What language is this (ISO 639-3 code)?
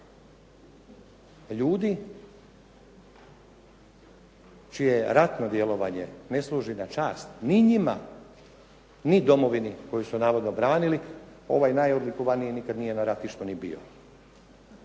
hrv